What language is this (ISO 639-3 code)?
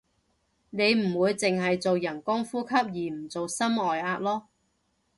yue